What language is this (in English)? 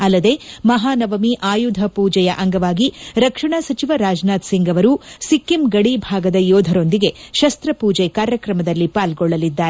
Kannada